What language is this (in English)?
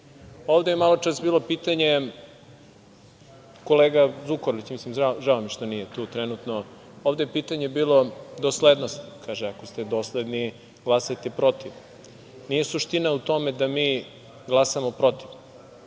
Serbian